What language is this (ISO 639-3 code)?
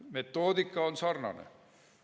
est